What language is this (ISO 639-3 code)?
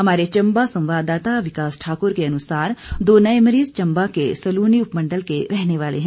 hin